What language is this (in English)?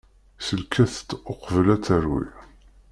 Kabyle